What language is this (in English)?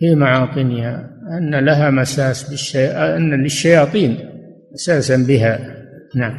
Arabic